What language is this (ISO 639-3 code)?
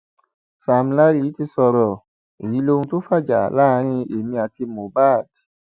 yor